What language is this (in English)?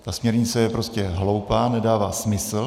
Czech